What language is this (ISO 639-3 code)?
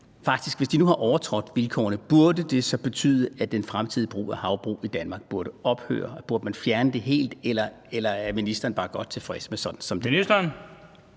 dan